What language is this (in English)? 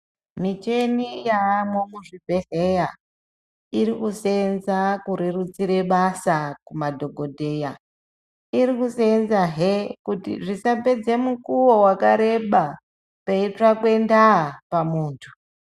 Ndau